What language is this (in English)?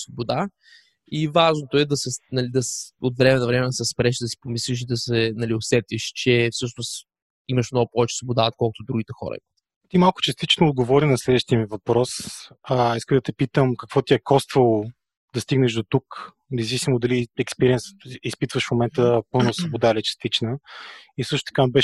Bulgarian